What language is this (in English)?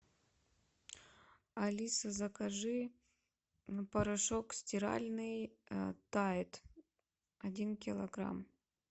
Russian